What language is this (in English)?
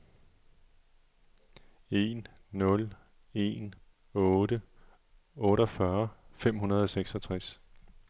Danish